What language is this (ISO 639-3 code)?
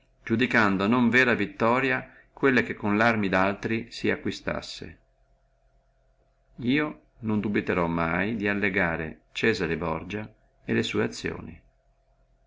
ita